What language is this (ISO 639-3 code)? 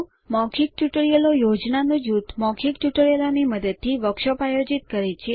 guj